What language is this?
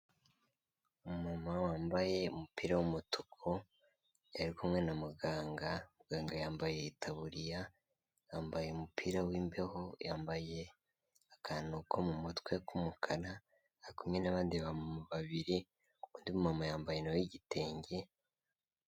Kinyarwanda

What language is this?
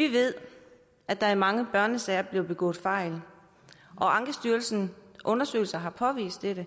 Danish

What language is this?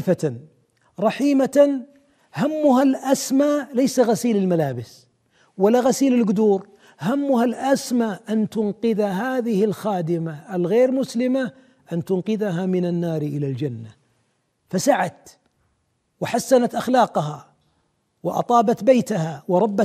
Arabic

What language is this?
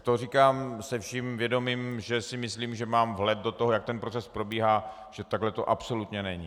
Czech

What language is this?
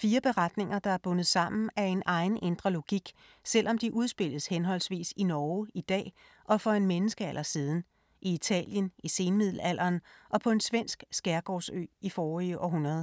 Danish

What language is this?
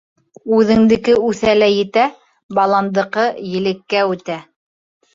Bashkir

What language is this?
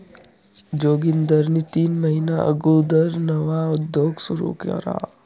Marathi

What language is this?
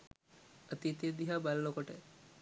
Sinhala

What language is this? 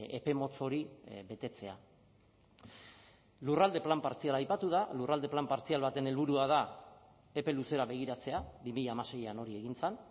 Basque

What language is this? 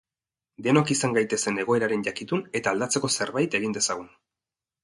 Basque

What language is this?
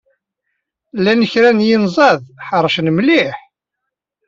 Kabyle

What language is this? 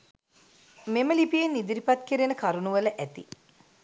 Sinhala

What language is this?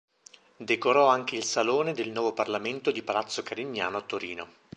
Italian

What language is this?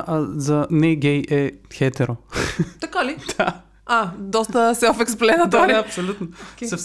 Bulgarian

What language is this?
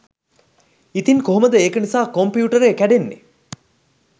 Sinhala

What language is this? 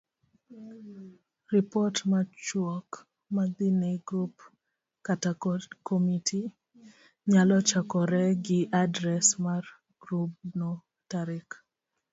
Luo (Kenya and Tanzania)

